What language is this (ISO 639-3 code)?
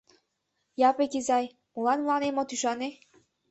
chm